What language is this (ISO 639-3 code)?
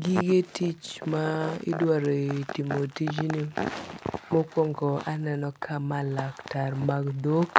luo